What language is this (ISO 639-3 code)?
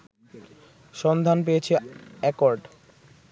ben